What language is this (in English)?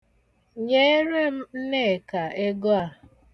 Igbo